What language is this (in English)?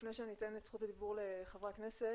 Hebrew